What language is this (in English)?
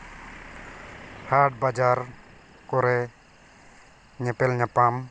Santali